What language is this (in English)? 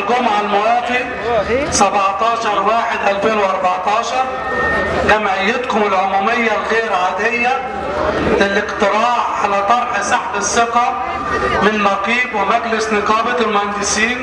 Arabic